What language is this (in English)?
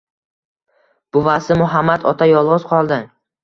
Uzbek